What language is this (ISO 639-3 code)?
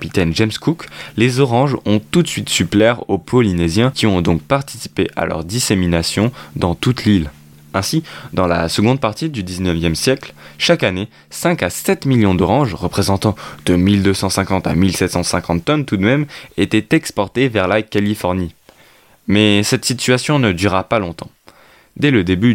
fra